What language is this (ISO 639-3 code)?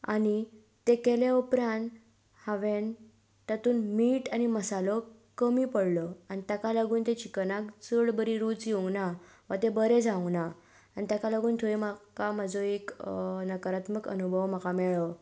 kok